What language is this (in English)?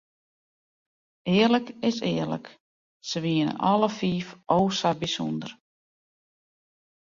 Western Frisian